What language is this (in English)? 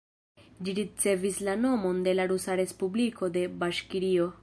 Esperanto